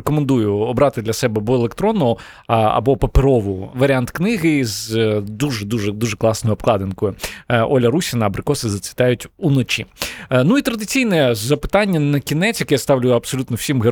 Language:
Ukrainian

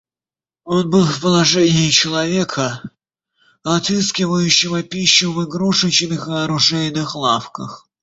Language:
Russian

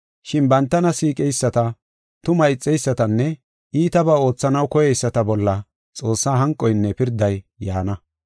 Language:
Gofa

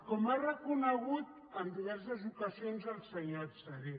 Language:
Catalan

